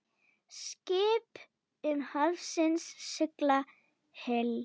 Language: Icelandic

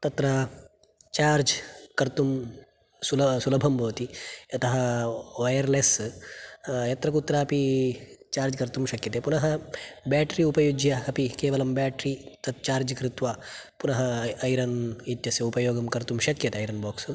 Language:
Sanskrit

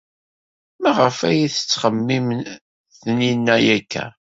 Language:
Kabyle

